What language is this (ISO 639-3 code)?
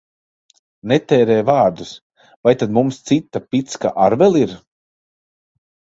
lav